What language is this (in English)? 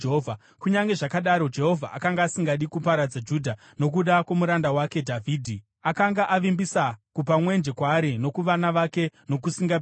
Shona